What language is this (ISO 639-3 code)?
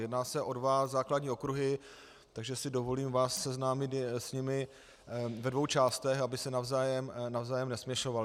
ces